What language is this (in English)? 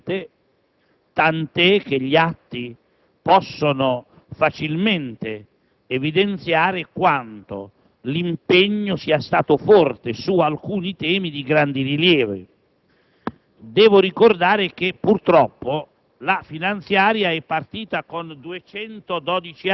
Italian